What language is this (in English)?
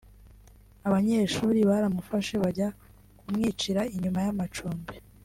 Kinyarwanda